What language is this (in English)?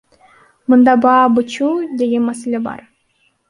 Kyrgyz